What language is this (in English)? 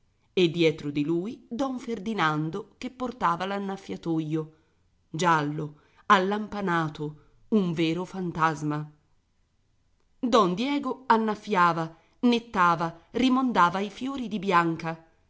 Italian